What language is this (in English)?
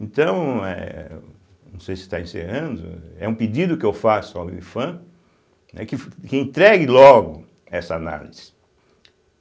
Portuguese